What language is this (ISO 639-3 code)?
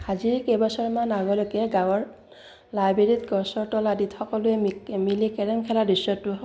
asm